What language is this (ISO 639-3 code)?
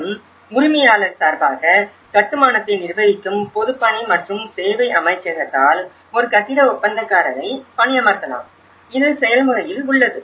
tam